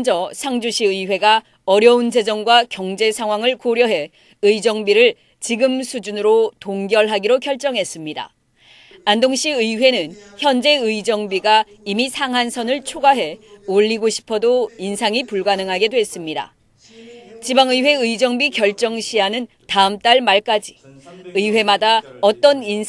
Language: Korean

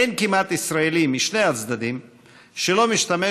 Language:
Hebrew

